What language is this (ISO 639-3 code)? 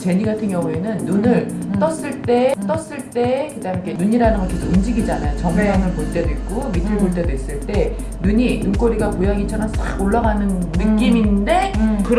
kor